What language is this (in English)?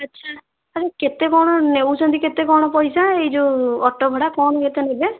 Odia